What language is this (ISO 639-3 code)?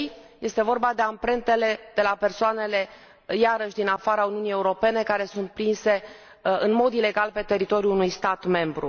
ron